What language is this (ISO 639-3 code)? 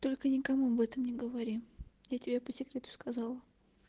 rus